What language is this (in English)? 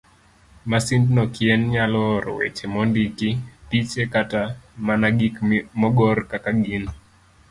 Luo (Kenya and Tanzania)